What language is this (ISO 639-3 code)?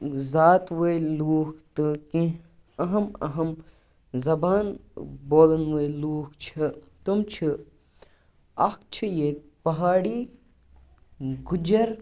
kas